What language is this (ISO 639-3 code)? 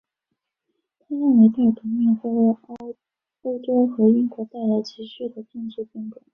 zho